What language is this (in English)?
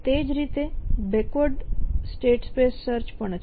Gujarati